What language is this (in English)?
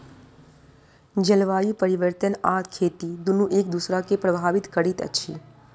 Maithili